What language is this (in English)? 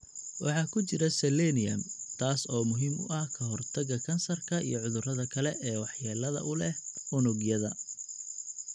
Somali